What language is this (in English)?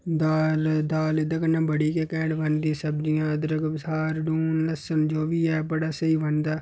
Dogri